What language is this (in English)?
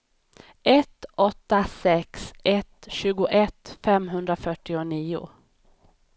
Swedish